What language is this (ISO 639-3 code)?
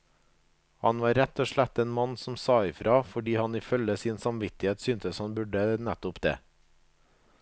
nor